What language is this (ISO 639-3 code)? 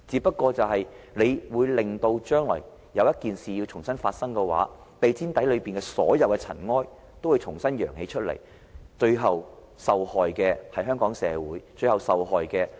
yue